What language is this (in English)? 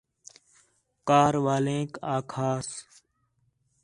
Khetrani